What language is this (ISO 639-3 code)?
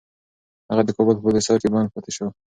pus